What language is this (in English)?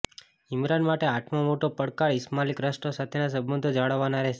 Gujarati